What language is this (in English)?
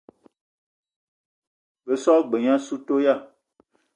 Eton (Cameroon)